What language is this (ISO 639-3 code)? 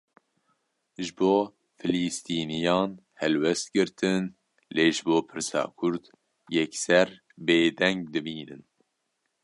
kur